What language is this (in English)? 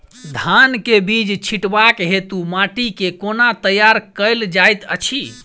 Maithili